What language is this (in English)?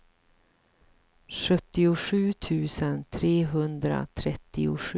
Swedish